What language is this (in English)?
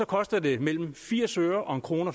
Danish